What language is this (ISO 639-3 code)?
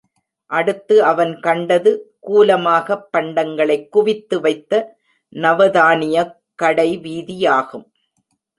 tam